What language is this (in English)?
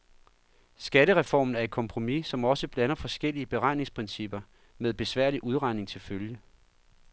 Danish